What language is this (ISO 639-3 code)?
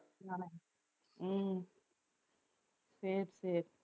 tam